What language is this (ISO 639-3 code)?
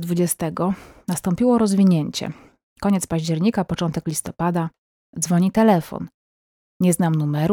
pol